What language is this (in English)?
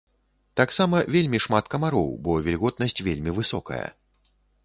Belarusian